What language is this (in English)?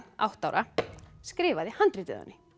Icelandic